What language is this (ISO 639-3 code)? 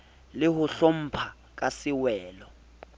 sot